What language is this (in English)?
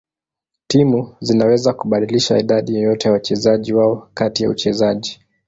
Swahili